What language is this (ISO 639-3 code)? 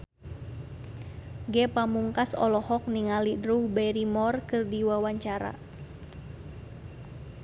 sun